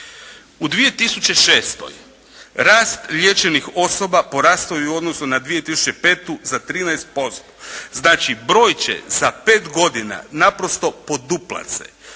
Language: Croatian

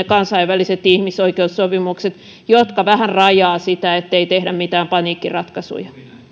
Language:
Finnish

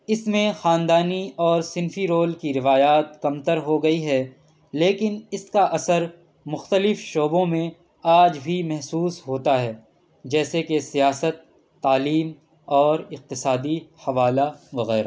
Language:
Urdu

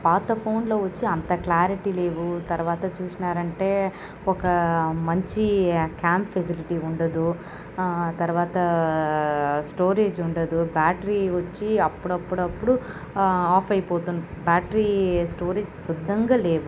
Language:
Telugu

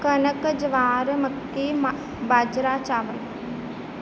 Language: Punjabi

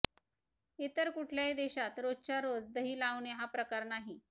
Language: Marathi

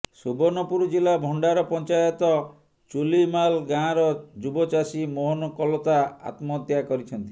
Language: Odia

